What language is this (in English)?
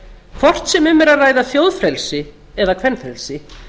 Icelandic